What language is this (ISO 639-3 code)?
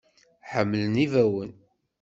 kab